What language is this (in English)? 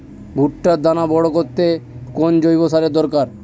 Bangla